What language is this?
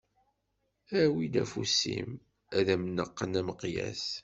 Kabyle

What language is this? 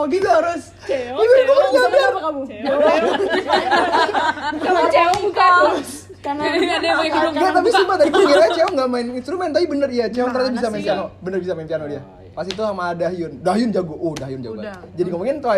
Indonesian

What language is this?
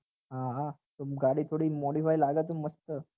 Gujarati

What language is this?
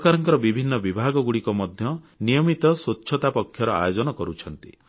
Odia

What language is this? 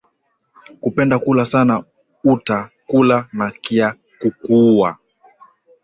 Swahili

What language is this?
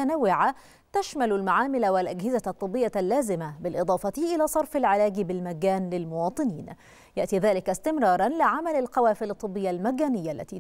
Arabic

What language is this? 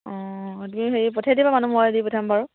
Assamese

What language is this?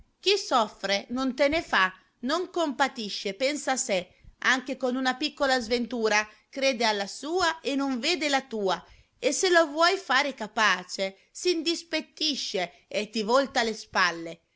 Italian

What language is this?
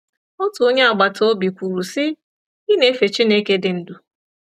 Igbo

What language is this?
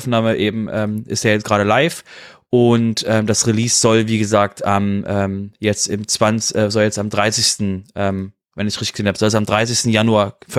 German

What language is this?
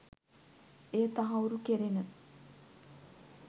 Sinhala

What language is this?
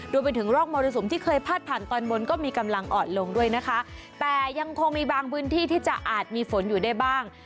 Thai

